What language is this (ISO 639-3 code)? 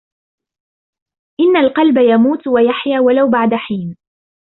ara